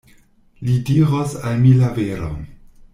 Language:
Esperanto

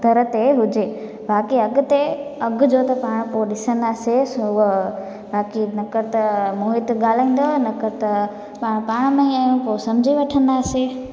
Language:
Sindhi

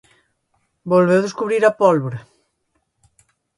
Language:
Galician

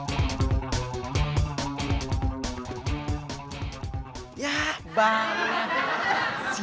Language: Indonesian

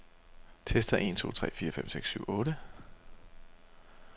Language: Danish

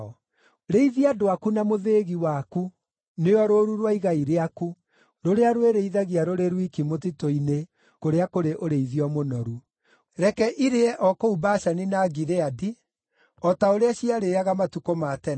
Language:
Kikuyu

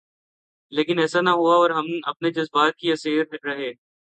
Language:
Urdu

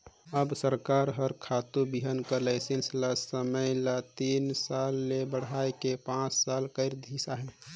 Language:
Chhattisgarhi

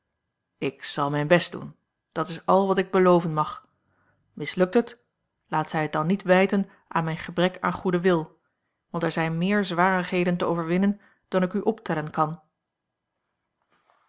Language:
Dutch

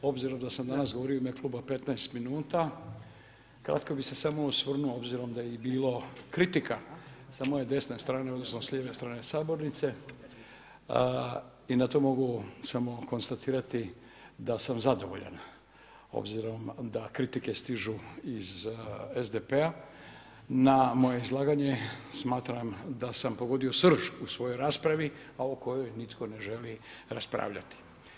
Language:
Croatian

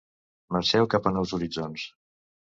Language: Catalan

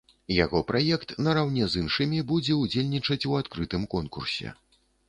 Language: Belarusian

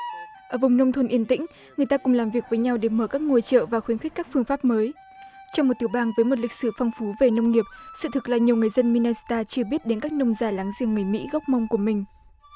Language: Vietnamese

